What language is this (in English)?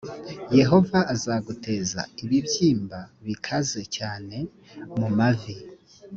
Kinyarwanda